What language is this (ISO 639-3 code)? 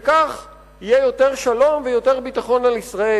heb